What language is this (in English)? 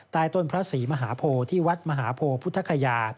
Thai